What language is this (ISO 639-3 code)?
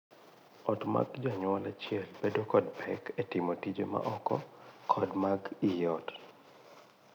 luo